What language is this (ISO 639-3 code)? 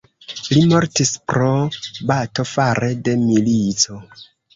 epo